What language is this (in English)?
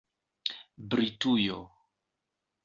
Esperanto